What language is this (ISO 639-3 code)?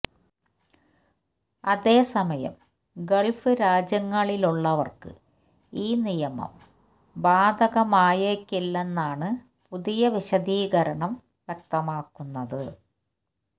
mal